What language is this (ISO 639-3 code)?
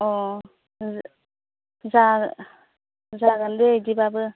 brx